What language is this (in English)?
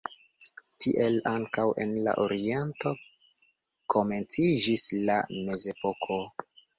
Esperanto